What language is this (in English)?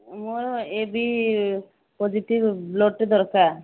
Odia